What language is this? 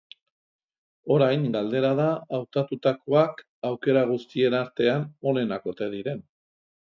Basque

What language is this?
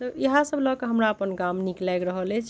Maithili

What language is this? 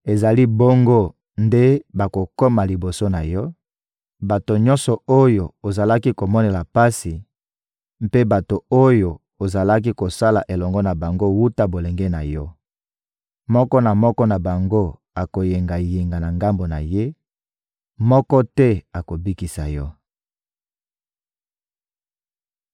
Lingala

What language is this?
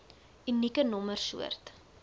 Afrikaans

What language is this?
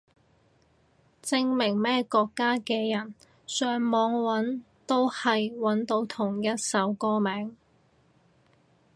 Cantonese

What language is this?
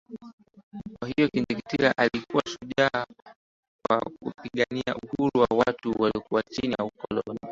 Swahili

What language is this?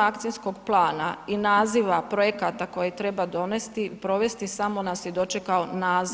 Croatian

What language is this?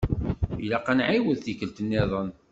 Kabyle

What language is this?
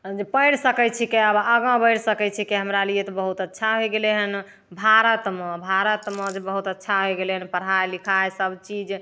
Maithili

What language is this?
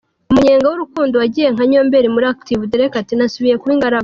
Kinyarwanda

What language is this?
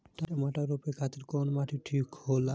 Bhojpuri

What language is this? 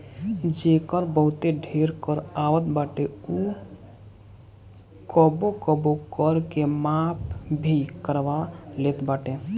Bhojpuri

